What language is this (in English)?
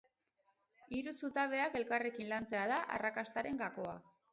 Basque